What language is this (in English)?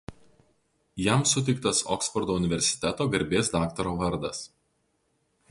Lithuanian